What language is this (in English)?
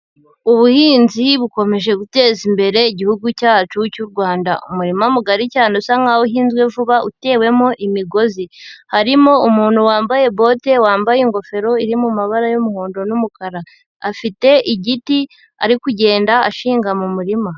Kinyarwanda